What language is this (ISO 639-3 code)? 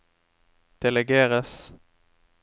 nor